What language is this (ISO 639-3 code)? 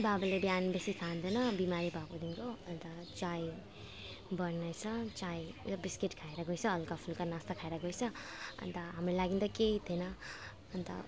nep